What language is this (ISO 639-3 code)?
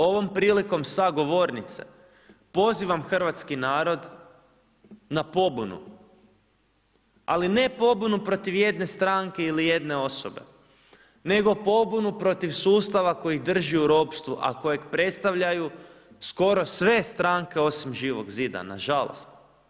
hrv